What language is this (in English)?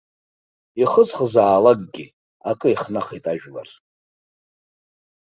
Abkhazian